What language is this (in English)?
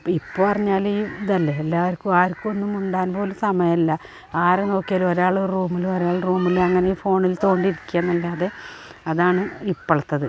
Malayalam